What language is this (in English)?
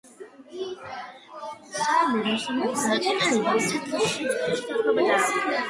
Georgian